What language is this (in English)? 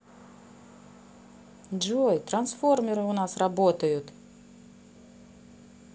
Russian